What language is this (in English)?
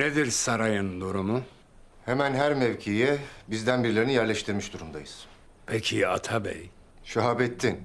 Turkish